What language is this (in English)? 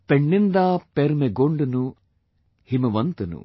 English